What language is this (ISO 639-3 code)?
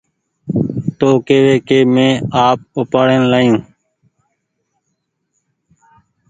gig